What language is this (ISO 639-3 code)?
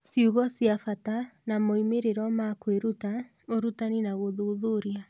kik